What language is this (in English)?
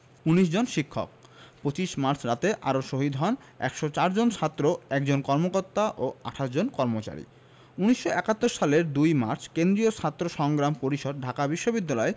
Bangla